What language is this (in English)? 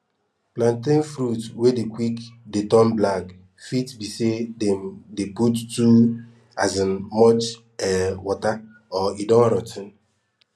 Nigerian Pidgin